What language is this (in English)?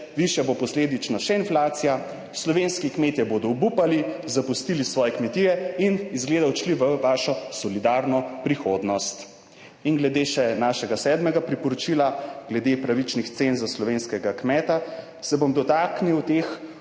Slovenian